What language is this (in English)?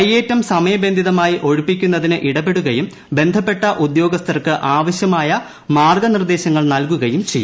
Malayalam